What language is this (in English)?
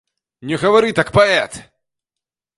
Belarusian